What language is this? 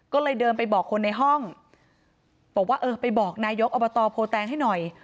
Thai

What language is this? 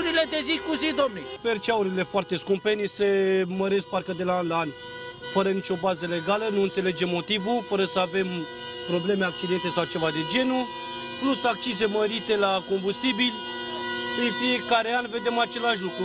Romanian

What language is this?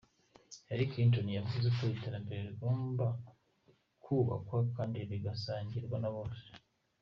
Kinyarwanda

